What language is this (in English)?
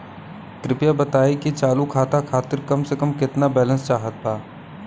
Bhojpuri